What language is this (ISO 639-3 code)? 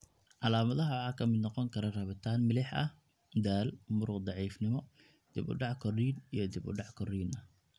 som